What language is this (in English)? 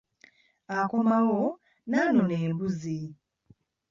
Ganda